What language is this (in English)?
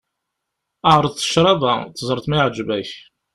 Kabyle